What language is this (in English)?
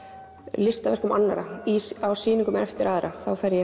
Icelandic